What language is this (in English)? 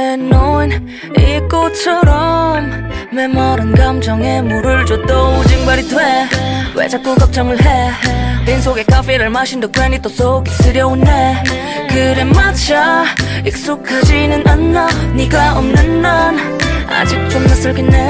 Korean